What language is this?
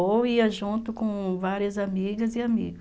Portuguese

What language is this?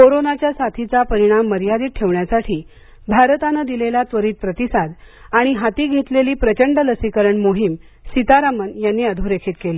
Marathi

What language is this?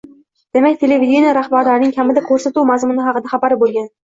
Uzbek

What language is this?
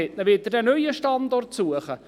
Swiss German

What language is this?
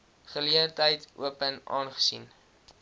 Afrikaans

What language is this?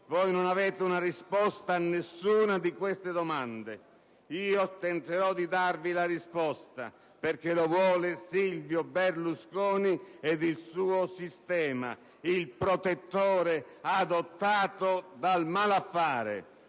Italian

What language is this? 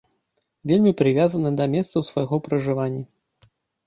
Belarusian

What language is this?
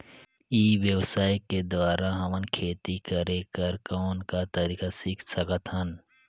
Chhattisgarhi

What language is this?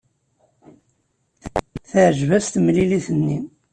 Kabyle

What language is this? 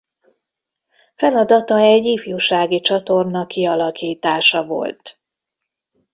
Hungarian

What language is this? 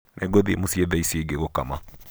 Kikuyu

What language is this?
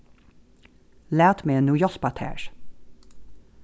Faroese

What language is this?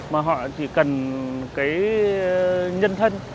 Vietnamese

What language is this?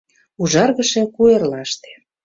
Mari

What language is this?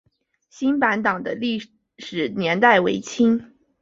Chinese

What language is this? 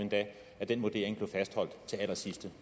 Danish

